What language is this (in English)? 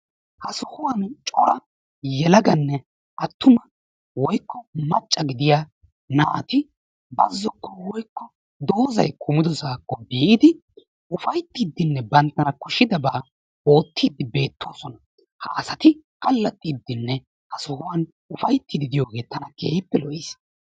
Wolaytta